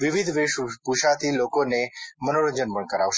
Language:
Gujarati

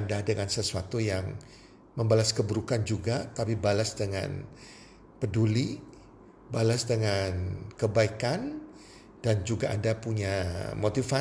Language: Indonesian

